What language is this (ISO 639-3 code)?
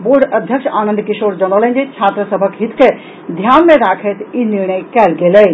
mai